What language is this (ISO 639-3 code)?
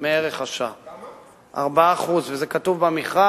heb